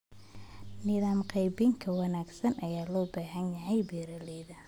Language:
Somali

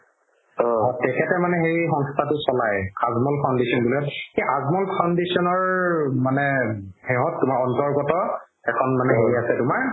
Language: Assamese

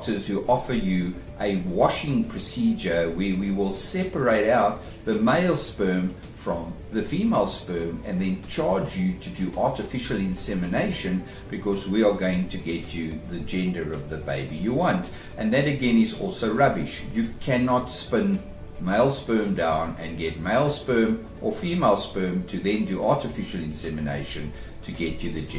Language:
English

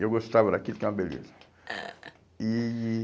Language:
Portuguese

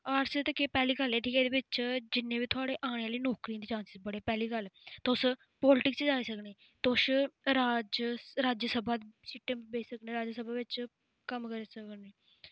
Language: Dogri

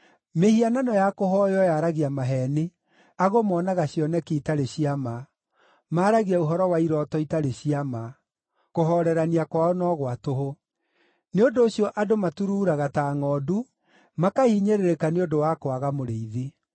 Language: Kikuyu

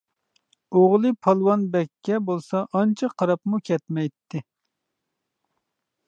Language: Uyghur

